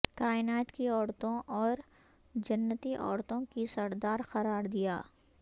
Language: Urdu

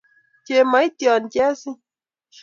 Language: Kalenjin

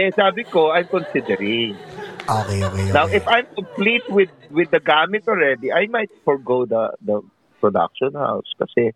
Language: Filipino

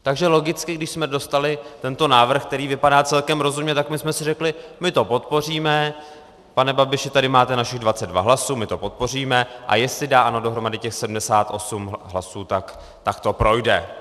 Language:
Czech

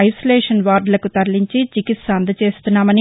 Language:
Telugu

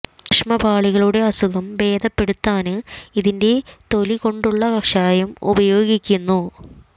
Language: Malayalam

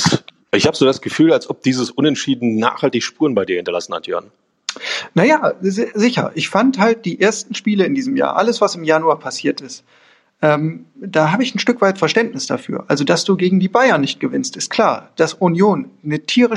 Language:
German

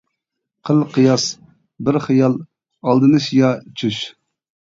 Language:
Uyghur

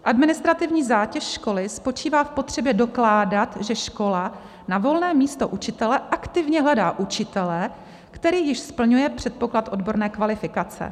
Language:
Czech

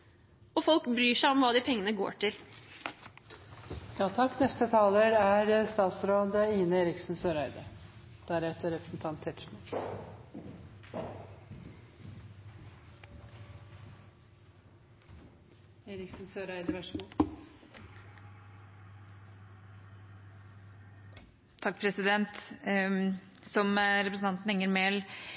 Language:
Norwegian Bokmål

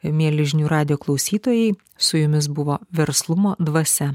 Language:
Lithuanian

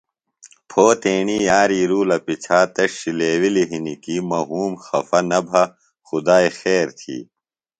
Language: Phalura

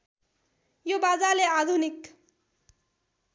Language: Nepali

